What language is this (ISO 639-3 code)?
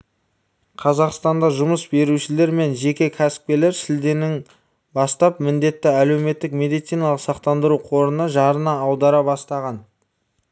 kaz